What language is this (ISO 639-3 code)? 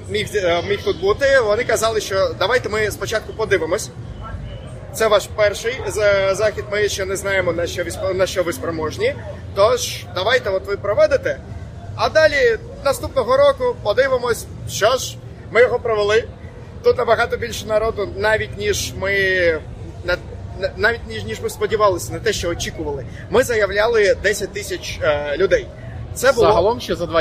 ukr